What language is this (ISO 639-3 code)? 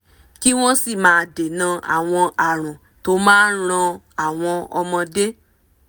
yor